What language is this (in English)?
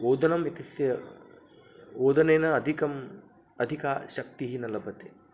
Sanskrit